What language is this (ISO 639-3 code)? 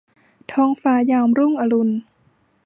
tha